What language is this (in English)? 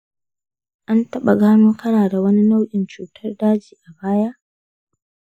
Hausa